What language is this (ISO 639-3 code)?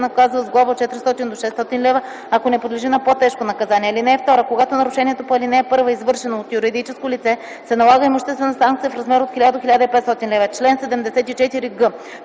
bul